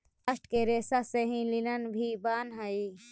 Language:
Magahi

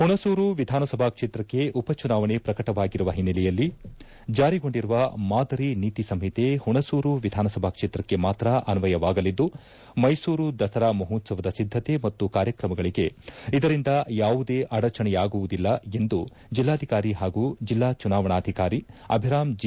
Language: Kannada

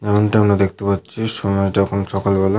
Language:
Bangla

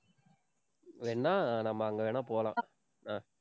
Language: Tamil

